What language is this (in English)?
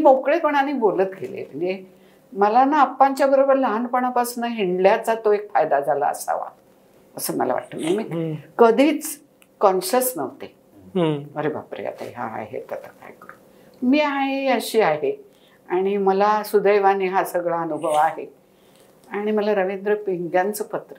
Marathi